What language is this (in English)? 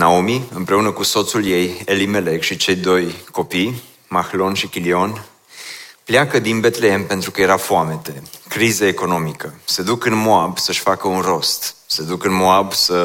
Romanian